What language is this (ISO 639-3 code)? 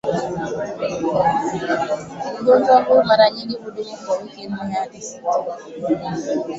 swa